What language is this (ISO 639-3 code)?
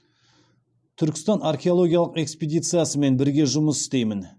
kaz